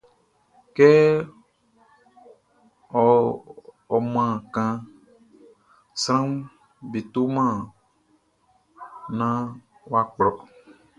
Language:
Baoulé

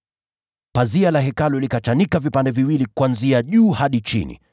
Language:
Swahili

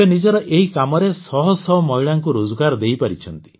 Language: Odia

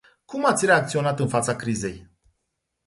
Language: Romanian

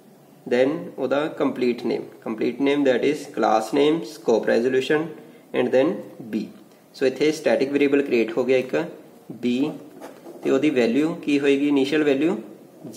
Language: Hindi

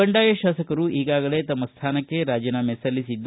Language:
Kannada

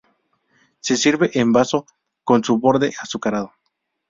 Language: Spanish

